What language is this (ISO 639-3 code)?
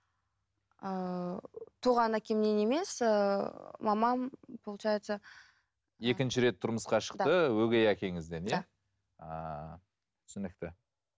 kaz